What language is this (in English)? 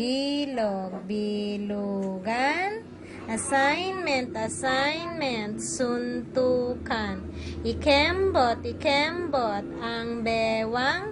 Filipino